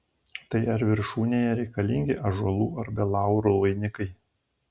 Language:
Lithuanian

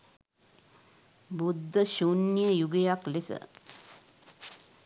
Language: Sinhala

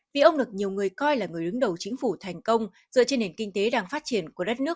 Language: Vietnamese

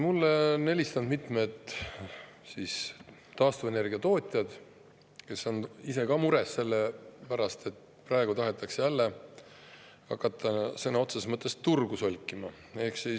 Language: Estonian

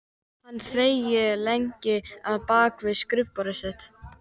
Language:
Icelandic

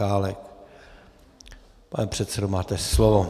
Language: Czech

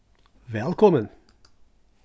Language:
Faroese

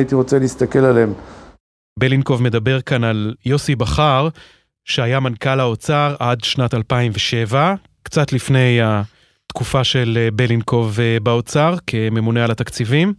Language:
Hebrew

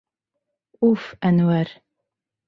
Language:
Bashkir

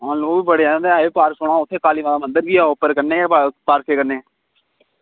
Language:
Dogri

